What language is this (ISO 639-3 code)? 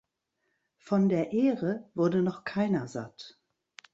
deu